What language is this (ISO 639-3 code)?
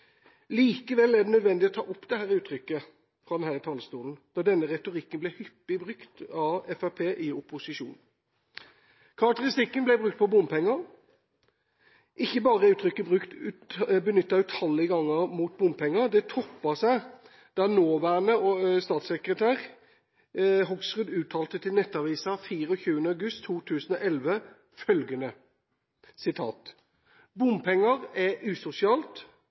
nob